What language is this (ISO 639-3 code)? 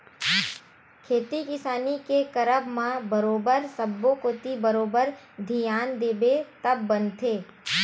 hne